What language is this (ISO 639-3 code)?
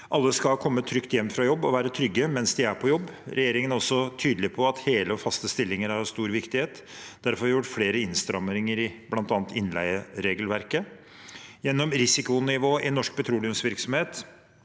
nor